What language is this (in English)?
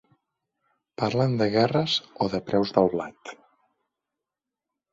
Catalan